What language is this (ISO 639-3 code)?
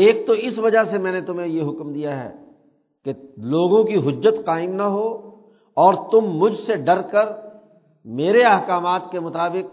urd